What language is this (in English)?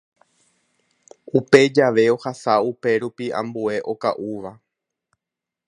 Guarani